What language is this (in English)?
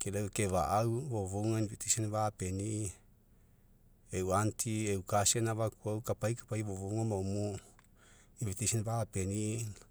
Mekeo